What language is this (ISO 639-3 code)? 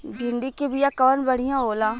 bho